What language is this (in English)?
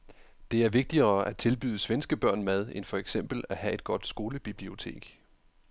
Danish